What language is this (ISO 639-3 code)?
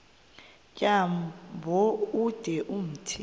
xho